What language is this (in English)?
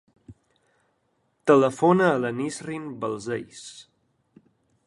Catalan